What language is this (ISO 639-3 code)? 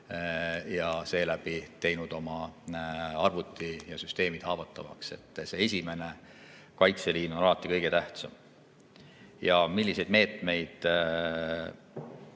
est